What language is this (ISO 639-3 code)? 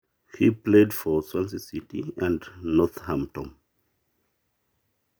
mas